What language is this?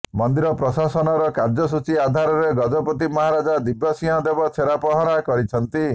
Odia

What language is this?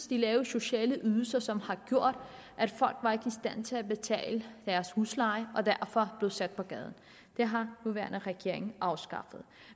Danish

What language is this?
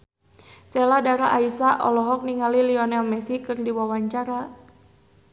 Sundanese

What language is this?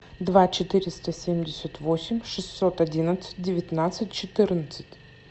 Russian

